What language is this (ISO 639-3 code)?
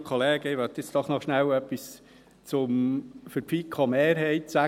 gsw